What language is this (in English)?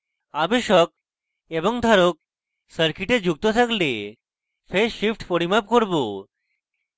Bangla